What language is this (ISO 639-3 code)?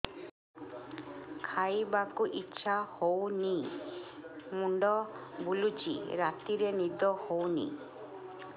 ori